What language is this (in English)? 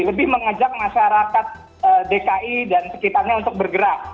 Indonesian